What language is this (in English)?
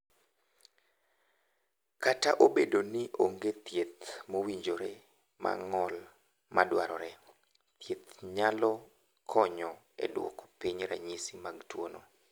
Luo (Kenya and Tanzania)